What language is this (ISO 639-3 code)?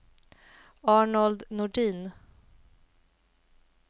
swe